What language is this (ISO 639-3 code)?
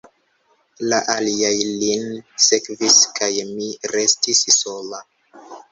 epo